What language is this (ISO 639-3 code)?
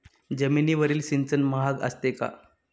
mar